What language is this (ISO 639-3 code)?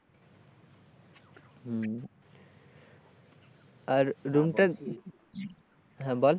ben